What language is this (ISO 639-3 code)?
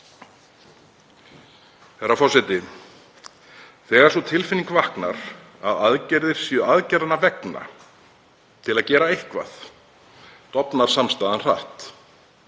isl